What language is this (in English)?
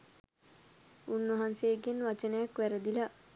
Sinhala